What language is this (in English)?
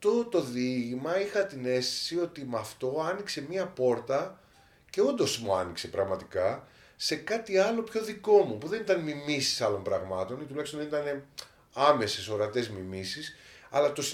Greek